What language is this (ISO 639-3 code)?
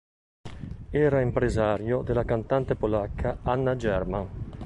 ita